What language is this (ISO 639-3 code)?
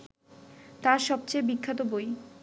ben